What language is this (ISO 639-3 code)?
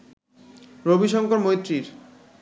ben